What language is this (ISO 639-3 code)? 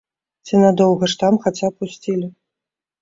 bel